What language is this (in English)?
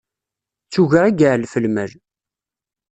Kabyle